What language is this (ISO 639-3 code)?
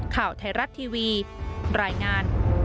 tha